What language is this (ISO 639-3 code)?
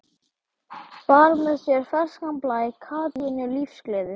isl